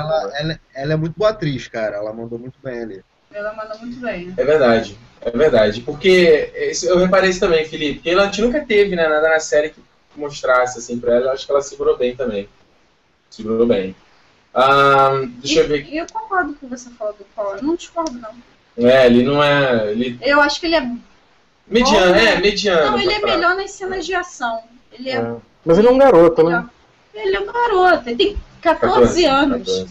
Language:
Portuguese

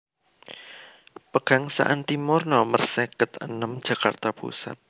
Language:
Javanese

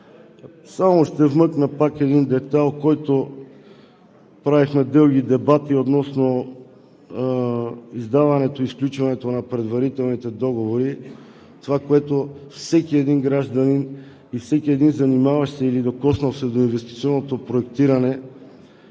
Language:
Bulgarian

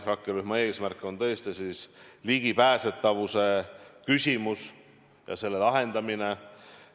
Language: Estonian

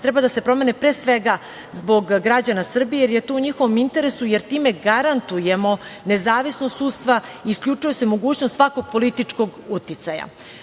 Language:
Serbian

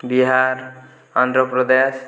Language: Odia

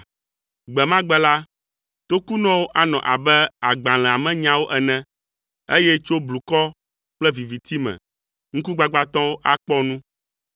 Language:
Ewe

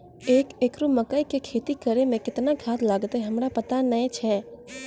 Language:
Maithili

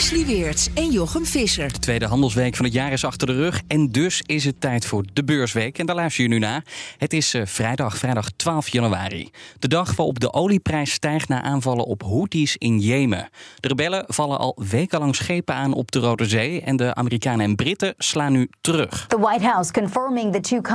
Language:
Dutch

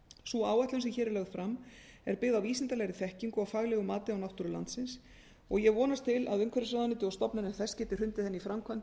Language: Icelandic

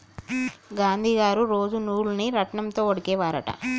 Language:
Telugu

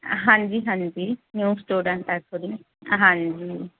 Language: Punjabi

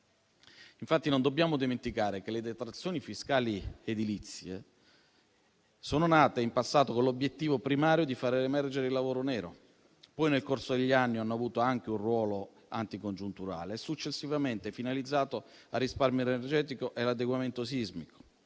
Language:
Italian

